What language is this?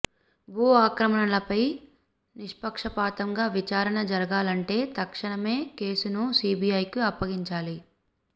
Telugu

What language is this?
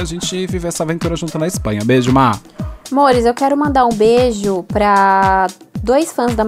Portuguese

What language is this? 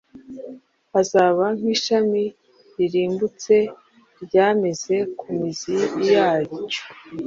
Kinyarwanda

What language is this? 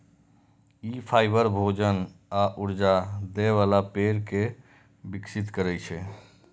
Maithili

